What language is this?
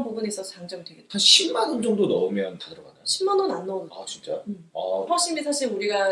Korean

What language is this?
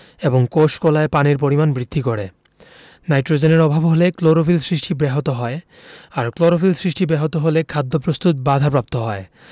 Bangla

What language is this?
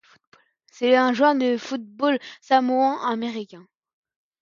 French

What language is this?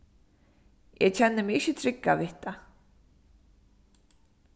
Faroese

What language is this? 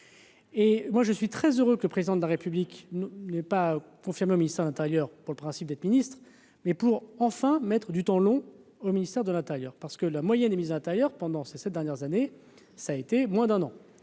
French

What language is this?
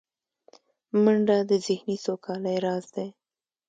Pashto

